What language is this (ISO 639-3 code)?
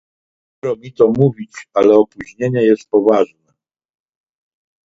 pol